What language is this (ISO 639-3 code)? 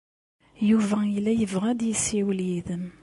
kab